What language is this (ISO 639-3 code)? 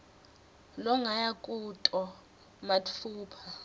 ssw